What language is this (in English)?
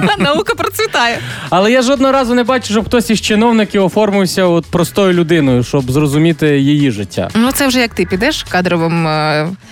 Ukrainian